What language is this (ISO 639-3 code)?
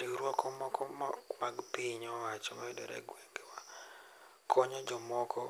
luo